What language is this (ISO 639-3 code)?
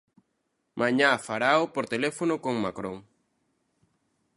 glg